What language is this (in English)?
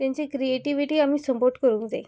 Konkani